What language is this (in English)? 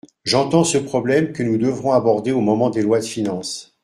French